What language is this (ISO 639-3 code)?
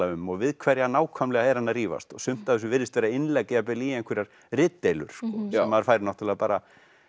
isl